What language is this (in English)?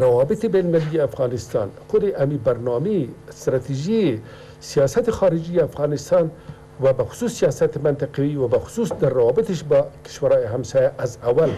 Persian